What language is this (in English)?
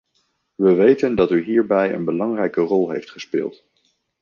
Dutch